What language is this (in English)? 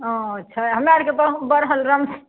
Maithili